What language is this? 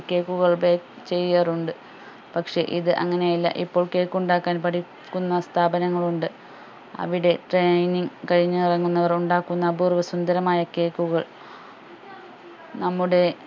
Malayalam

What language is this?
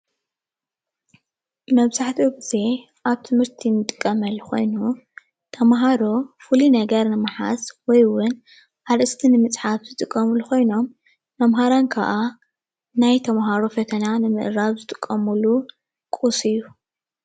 Tigrinya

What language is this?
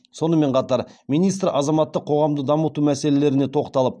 Kazakh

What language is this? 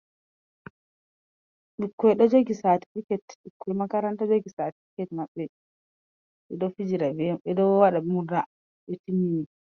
Fula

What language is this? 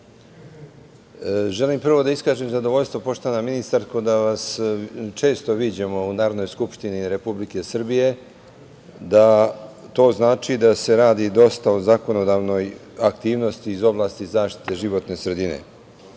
Serbian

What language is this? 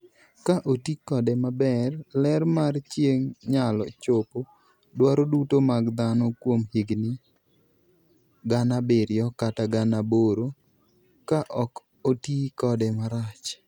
Luo (Kenya and Tanzania)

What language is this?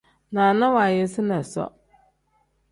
Tem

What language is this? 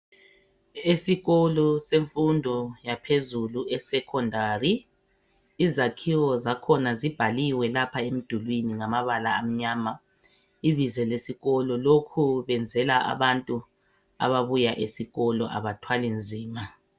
North Ndebele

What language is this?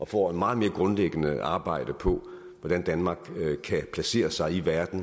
Danish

